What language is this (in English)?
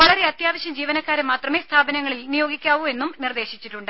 Malayalam